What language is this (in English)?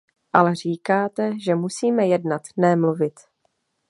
Czech